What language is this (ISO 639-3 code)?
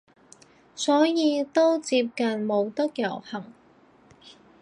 yue